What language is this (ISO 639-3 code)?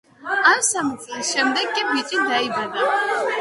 kat